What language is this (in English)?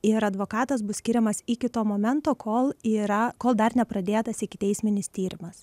Lithuanian